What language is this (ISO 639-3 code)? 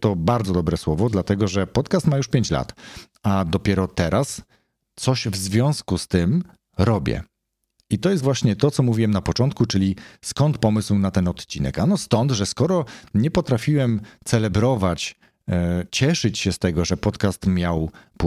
pol